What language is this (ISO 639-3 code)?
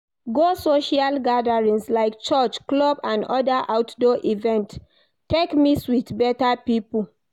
pcm